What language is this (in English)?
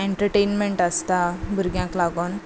Konkani